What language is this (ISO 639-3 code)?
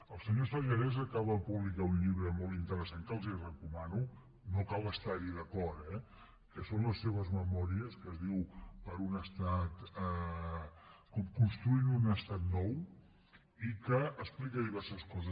cat